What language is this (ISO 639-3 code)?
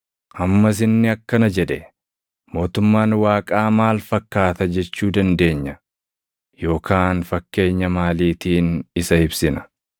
orm